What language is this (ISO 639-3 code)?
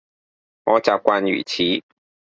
yue